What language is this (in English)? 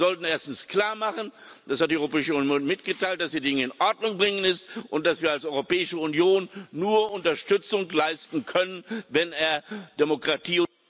German